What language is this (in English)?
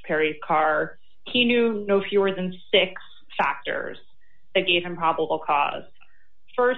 English